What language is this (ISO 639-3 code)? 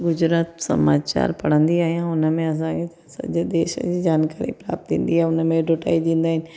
snd